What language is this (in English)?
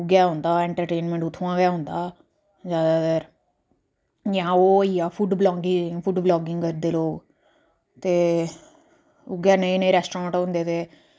Dogri